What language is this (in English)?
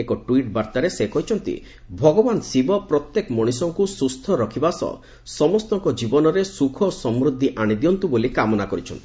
Odia